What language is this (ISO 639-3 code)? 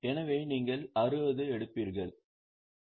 tam